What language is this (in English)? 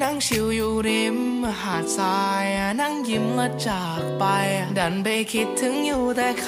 Thai